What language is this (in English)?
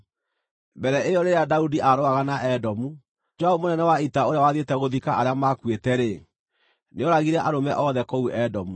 Kikuyu